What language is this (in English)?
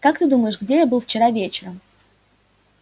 Russian